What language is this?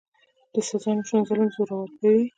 Pashto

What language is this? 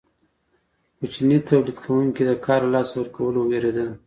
Pashto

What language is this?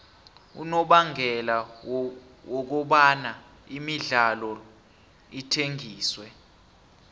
South Ndebele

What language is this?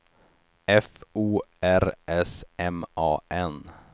Swedish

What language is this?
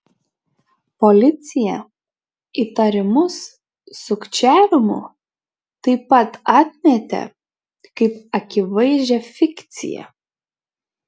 Lithuanian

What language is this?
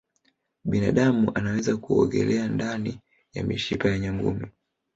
Swahili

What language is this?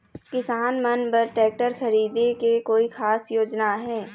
Chhattisgarhi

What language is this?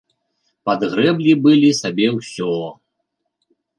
Belarusian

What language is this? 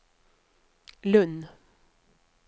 Norwegian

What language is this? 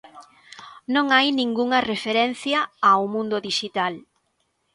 Galician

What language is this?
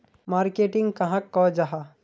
Magahi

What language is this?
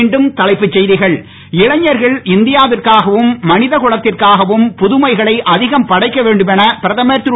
Tamil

